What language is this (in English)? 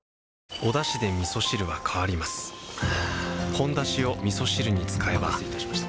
Japanese